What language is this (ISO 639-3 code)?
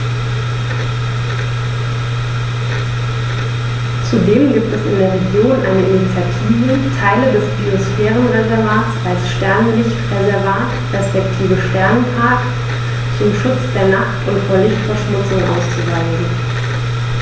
deu